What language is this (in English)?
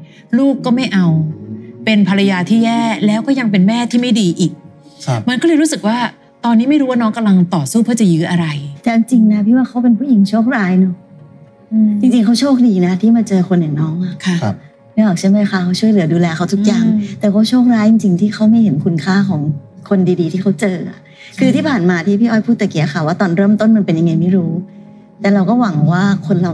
Thai